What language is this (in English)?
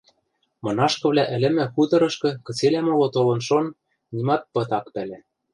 Western Mari